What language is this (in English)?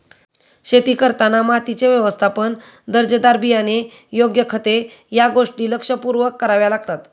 Marathi